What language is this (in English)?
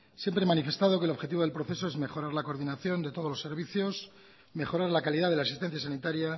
Spanish